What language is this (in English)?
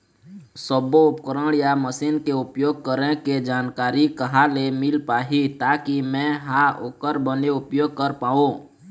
Chhattisgarhi